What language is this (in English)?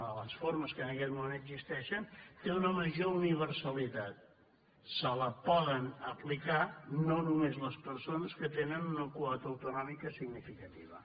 Catalan